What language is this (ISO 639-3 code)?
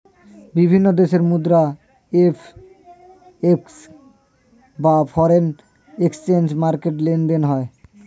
ben